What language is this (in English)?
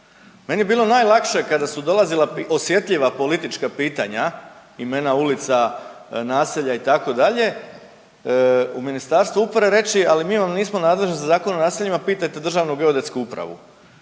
Croatian